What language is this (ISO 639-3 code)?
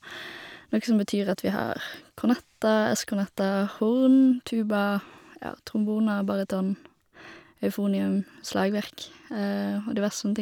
nor